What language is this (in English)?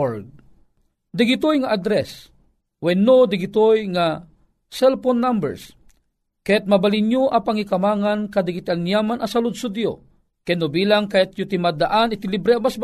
Filipino